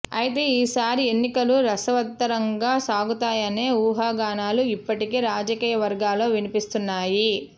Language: Telugu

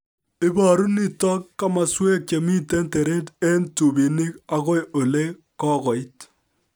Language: Kalenjin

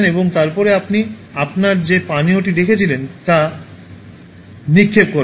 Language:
Bangla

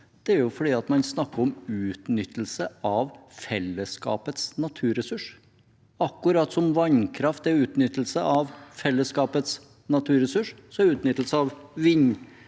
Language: Norwegian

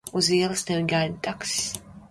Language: Latvian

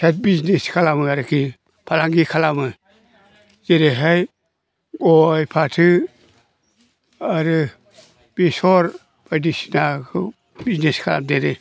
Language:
Bodo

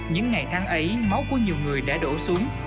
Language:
Vietnamese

